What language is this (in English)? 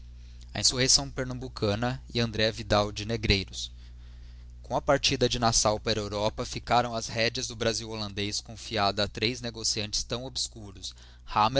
Portuguese